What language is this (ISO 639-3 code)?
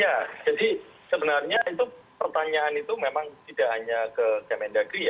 ind